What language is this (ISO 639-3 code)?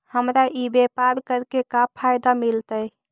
mag